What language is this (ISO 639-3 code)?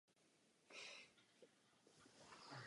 ces